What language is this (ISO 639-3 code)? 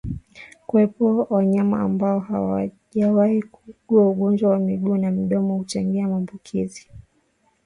swa